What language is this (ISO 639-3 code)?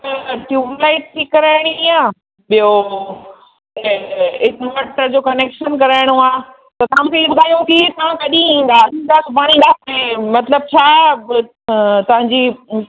snd